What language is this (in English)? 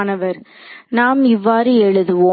Tamil